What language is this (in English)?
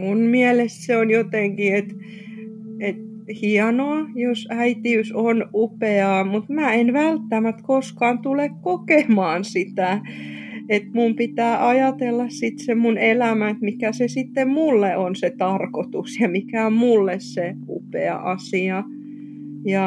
Finnish